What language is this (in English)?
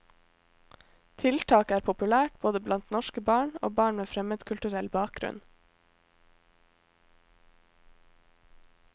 Norwegian